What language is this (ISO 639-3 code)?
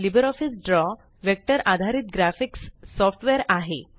mar